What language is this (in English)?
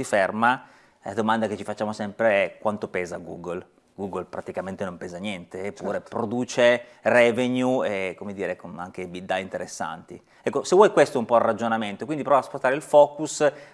Italian